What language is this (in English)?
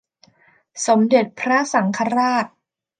Thai